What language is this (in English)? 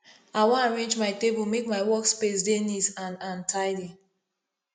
Nigerian Pidgin